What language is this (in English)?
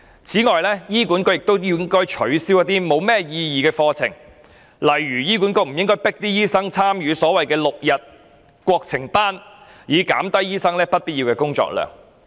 Cantonese